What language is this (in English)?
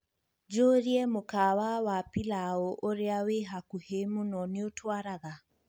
Kikuyu